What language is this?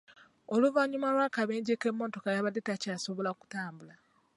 Ganda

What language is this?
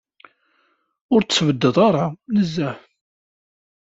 Kabyle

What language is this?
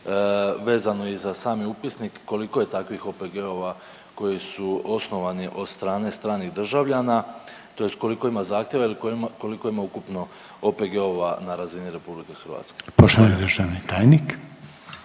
Croatian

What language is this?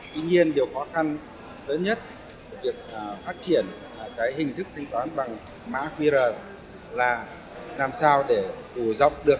Vietnamese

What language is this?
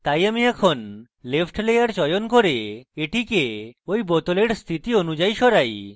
Bangla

